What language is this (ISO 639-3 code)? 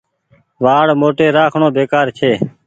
gig